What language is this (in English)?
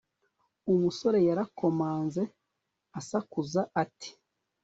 Kinyarwanda